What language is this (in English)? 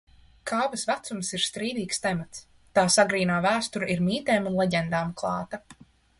Latvian